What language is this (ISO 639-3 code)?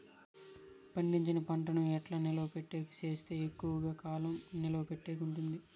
tel